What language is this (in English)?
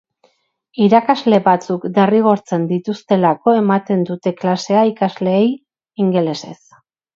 Basque